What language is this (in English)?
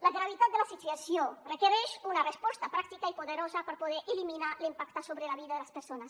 Catalan